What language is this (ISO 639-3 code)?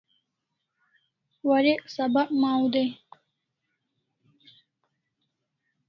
kls